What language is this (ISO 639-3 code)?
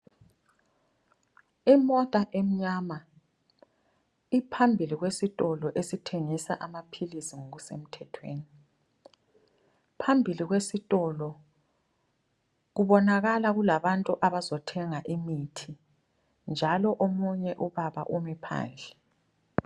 nde